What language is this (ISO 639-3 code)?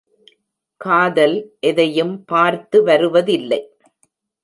tam